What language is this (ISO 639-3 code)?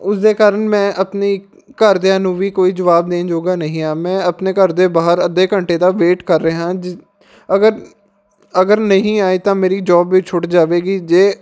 pan